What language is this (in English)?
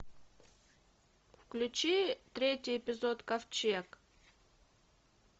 Russian